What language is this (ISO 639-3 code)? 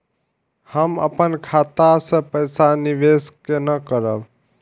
mai